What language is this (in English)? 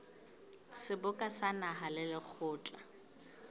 Southern Sotho